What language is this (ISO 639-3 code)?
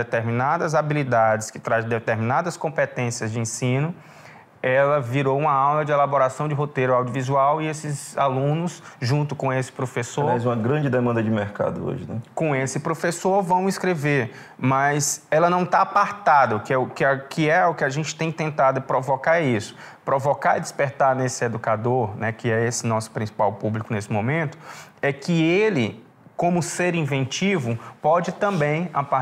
por